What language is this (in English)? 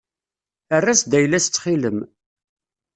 Kabyle